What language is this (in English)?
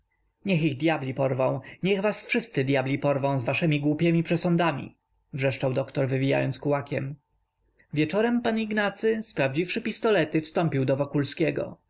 Polish